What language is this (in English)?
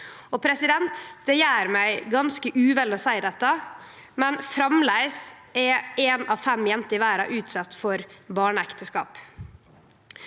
Norwegian